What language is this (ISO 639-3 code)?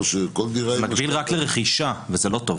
heb